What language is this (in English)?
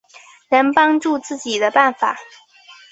Chinese